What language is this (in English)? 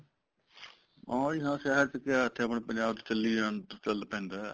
Punjabi